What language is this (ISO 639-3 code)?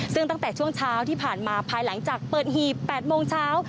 tha